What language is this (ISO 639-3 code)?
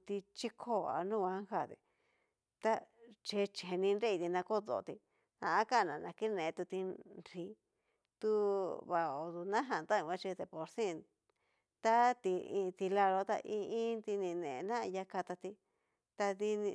miu